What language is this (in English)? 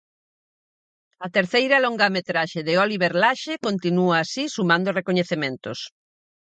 Galician